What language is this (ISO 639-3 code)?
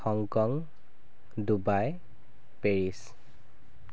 asm